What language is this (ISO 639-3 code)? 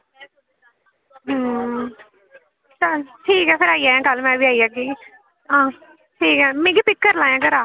doi